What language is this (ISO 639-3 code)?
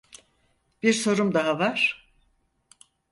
tur